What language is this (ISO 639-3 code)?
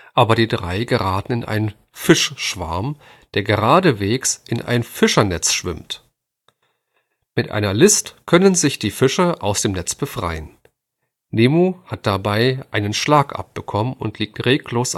deu